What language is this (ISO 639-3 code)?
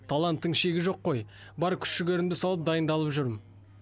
kaz